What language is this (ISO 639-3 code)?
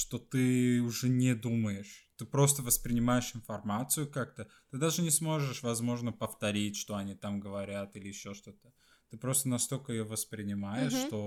rus